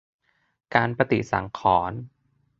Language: Thai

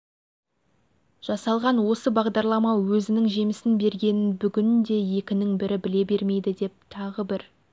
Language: Kazakh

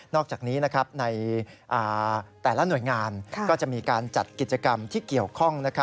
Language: Thai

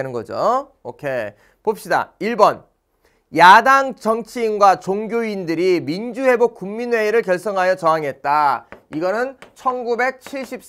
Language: Korean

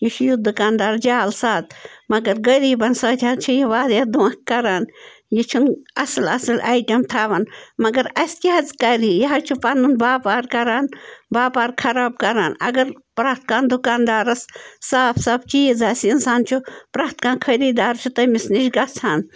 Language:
Kashmiri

